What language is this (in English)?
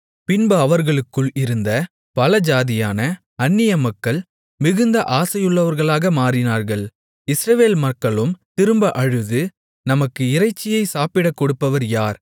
Tamil